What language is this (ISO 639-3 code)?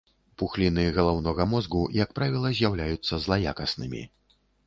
bel